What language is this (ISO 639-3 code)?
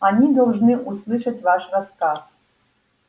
rus